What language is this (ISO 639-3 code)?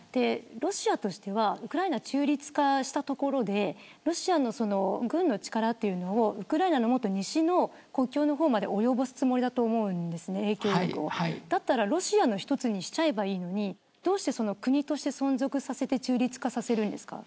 jpn